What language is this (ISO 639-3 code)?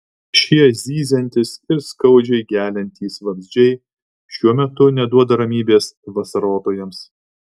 lit